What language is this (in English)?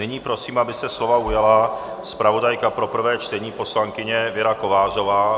Czech